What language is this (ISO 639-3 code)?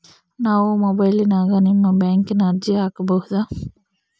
kan